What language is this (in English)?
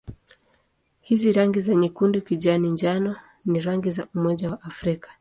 Swahili